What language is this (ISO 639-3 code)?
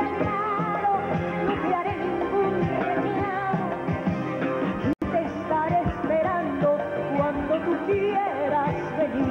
spa